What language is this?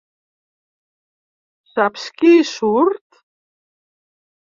Catalan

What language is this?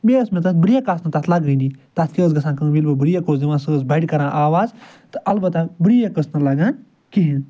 Kashmiri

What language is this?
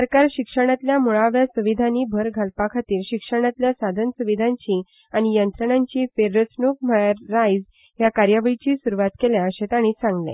Konkani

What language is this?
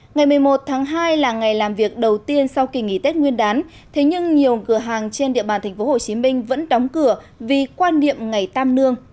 Vietnamese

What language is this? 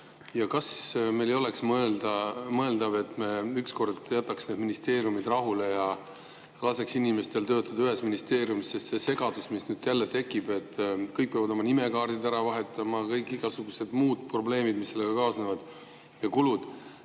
Estonian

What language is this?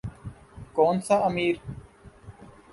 Urdu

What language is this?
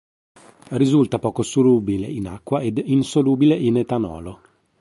Italian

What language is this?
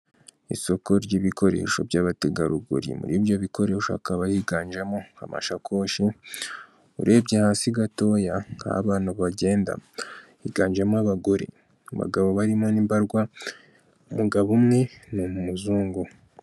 Kinyarwanda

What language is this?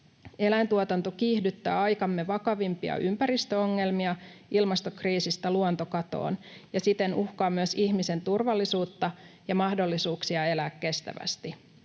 Finnish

